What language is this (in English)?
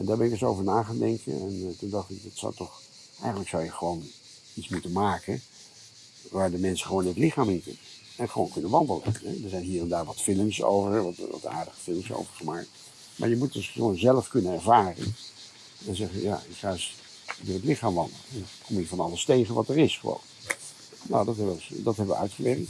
Dutch